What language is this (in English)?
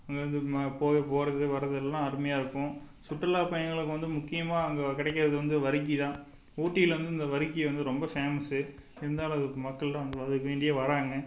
Tamil